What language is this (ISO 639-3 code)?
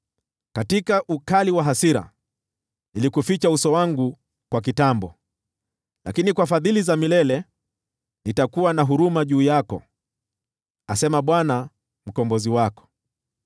swa